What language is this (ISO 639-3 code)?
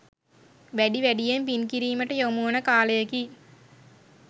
sin